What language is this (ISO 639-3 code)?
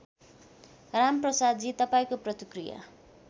nep